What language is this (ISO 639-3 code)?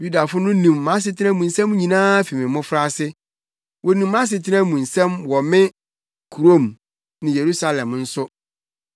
aka